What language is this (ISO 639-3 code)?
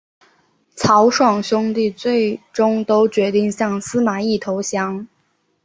zho